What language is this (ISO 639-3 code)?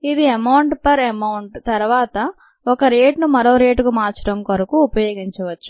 tel